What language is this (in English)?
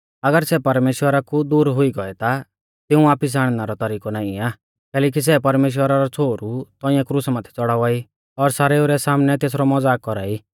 Mahasu Pahari